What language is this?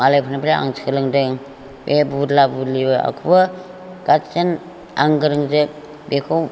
Bodo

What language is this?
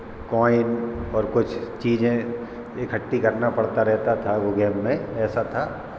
Hindi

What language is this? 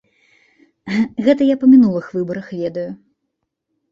Belarusian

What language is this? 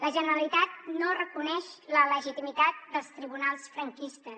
Catalan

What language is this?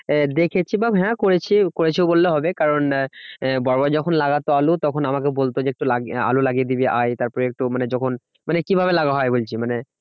Bangla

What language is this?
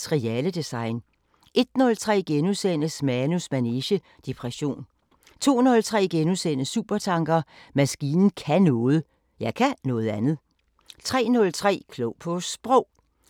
Danish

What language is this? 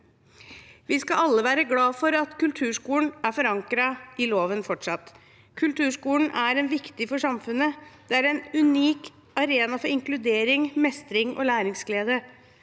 Norwegian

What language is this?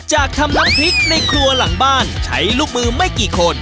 Thai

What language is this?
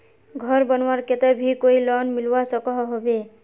Magahi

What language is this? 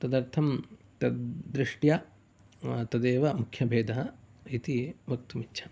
Sanskrit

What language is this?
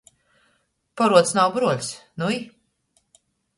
Latgalian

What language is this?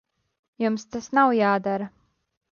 Latvian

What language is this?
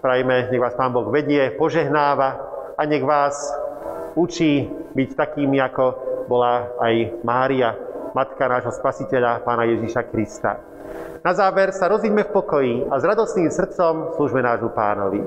Slovak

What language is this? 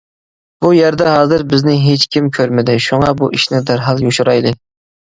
Uyghur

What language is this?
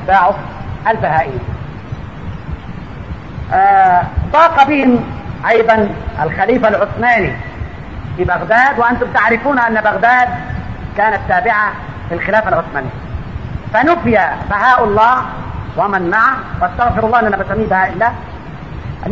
Arabic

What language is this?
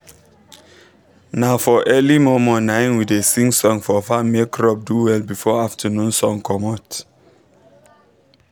Nigerian Pidgin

